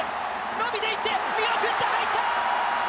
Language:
Japanese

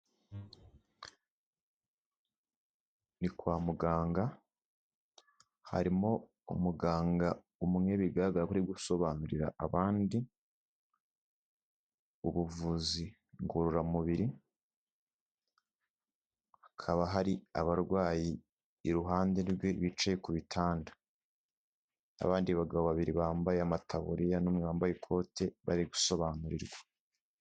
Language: Kinyarwanda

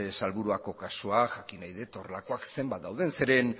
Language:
Basque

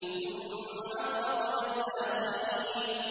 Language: Arabic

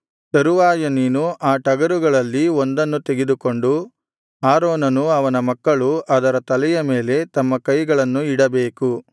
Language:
Kannada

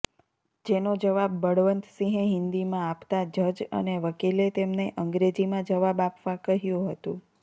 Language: Gujarati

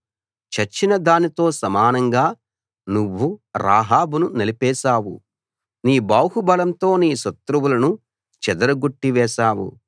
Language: Telugu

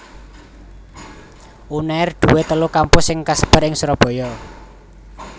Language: Javanese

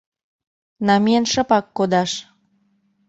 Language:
Mari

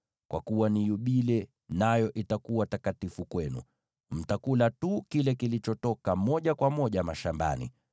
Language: Swahili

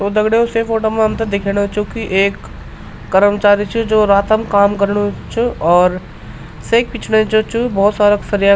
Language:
Garhwali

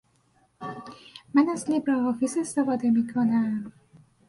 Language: Persian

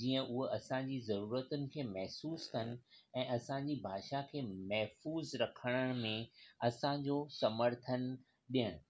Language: Sindhi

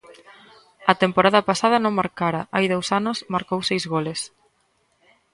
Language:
Galician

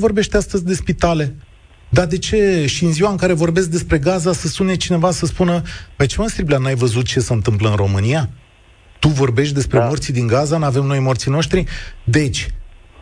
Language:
Romanian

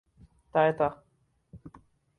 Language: Urdu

